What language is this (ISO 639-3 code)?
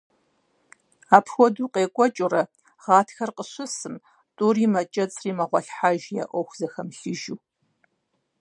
kbd